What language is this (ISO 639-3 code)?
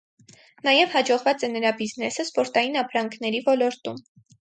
hye